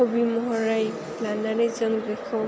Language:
Bodo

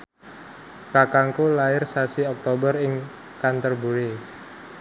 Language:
Javanese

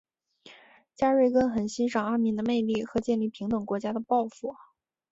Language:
Chinese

